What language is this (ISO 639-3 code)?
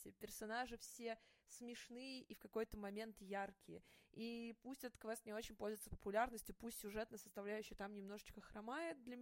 rus